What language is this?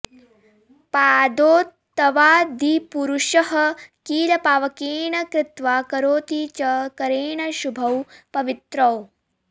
Sanskrit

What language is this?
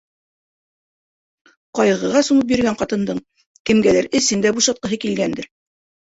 Bashkir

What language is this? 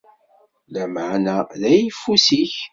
Kabyle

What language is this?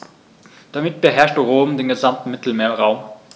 German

